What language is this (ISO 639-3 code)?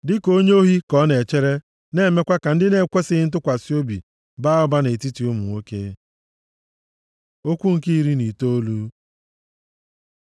ibo